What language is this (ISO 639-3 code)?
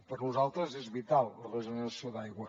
cat